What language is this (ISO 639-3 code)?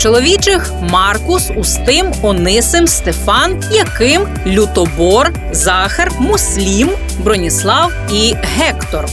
ukr